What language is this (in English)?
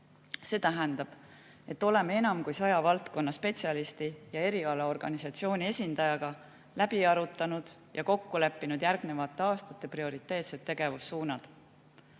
Estonian